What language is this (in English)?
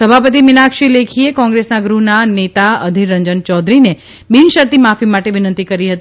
Gujarati